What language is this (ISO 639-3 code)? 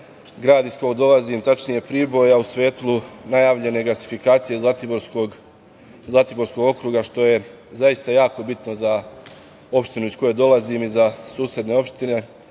srp